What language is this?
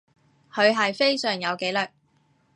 Cantonese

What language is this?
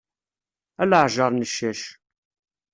Kabyle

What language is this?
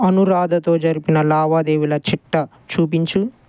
Telugu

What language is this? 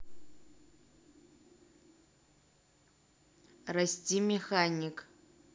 Russian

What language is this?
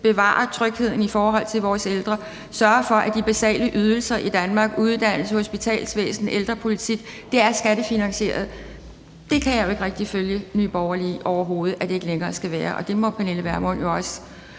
Danish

